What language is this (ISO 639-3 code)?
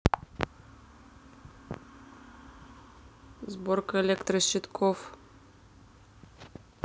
rus